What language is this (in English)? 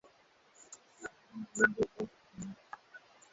Swahili